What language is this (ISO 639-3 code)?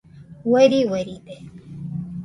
hux